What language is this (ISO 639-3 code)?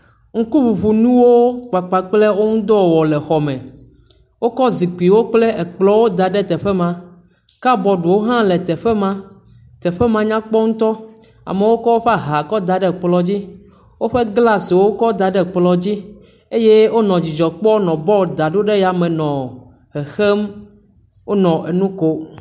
ewe